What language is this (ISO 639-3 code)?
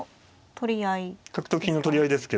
jpn